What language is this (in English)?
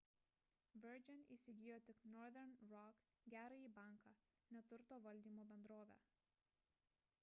Lithuanian